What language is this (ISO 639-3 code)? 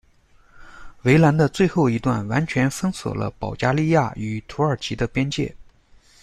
zho